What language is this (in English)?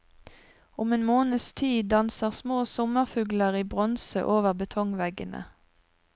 Norwegian